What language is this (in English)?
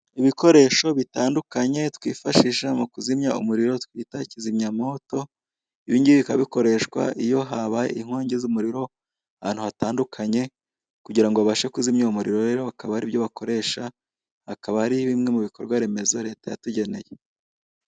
Kinyarwanda